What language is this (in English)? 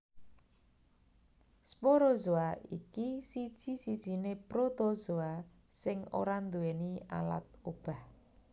Javanese